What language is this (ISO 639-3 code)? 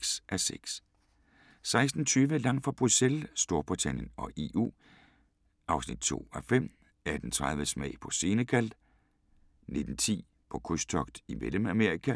dan